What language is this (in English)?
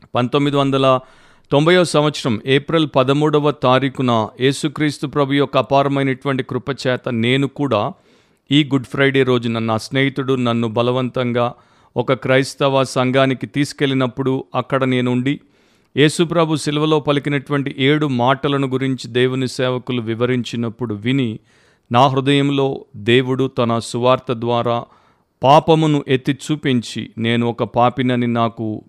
Telugu